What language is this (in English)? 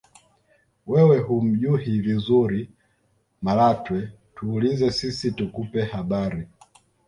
Swahili